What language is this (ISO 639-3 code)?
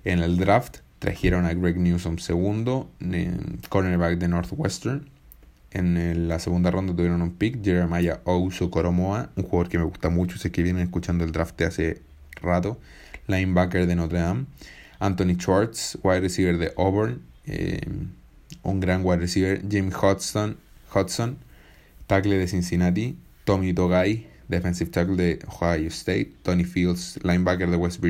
spa